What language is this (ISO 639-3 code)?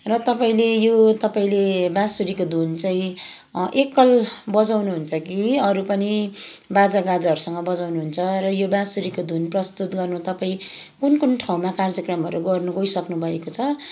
nep